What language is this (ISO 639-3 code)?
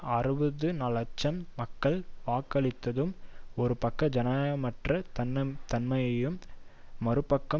tam